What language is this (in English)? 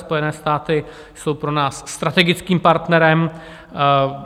Czech